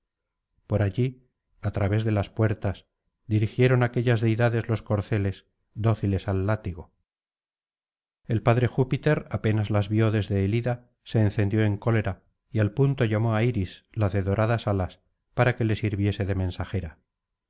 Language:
Spanish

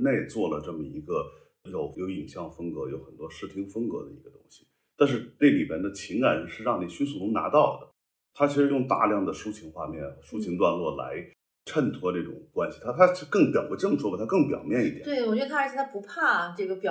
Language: Chinese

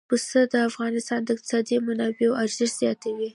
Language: Pashto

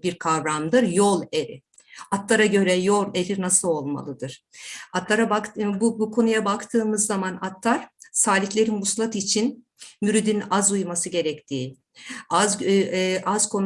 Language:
Turkish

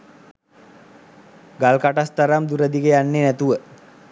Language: Sinhala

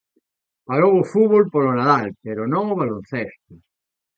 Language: Galician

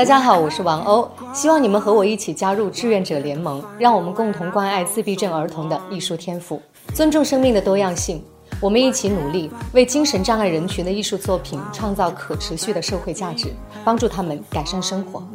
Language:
Chinese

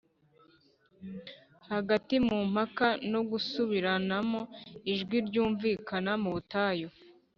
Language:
Kinyarwanda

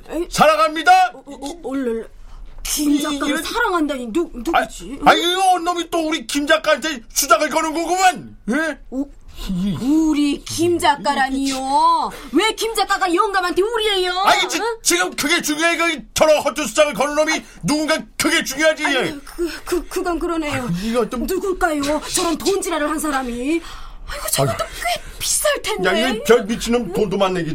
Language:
Korean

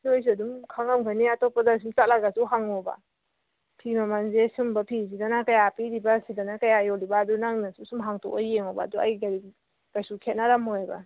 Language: Manipuri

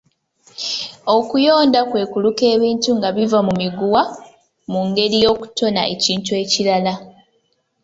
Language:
Ganda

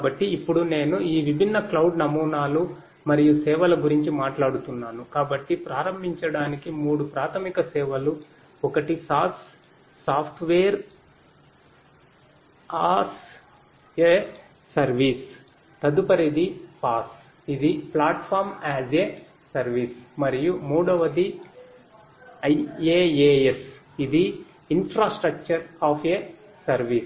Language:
Telugu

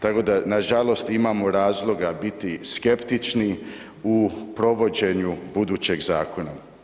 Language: Croatian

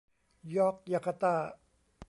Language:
Thai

